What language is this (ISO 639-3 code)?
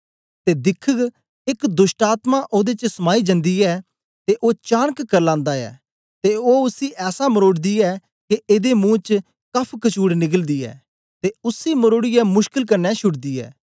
doi